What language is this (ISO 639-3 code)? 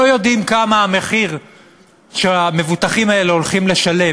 heb